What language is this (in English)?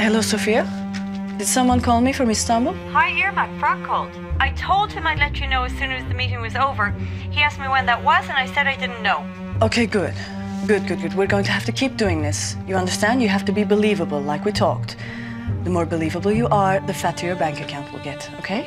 Turkish